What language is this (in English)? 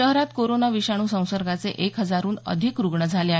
Marathi